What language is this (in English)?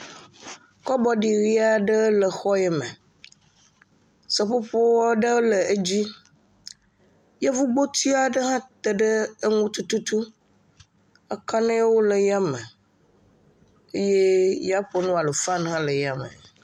Ewe